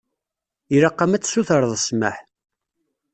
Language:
Kabyle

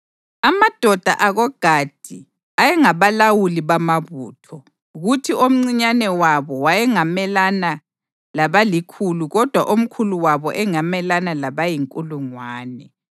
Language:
North Ndebele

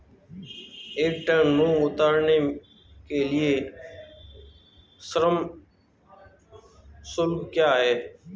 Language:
Hindi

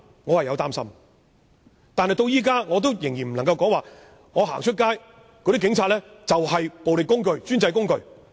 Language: Cantonese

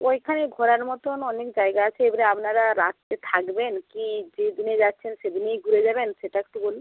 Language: Bangla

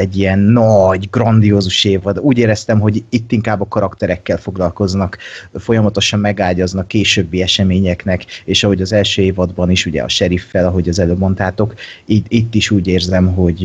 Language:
Hungarian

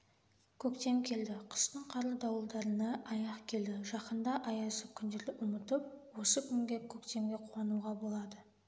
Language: Kazakh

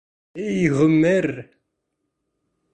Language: Bashkir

